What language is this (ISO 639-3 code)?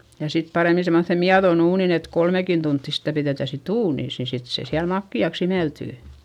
fin